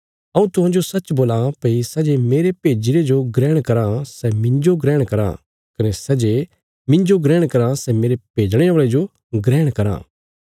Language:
Bilaspuri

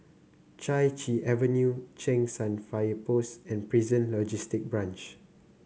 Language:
English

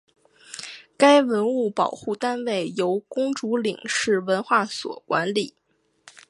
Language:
Chinese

